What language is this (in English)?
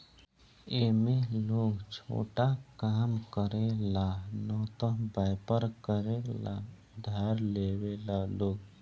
Bhojpuri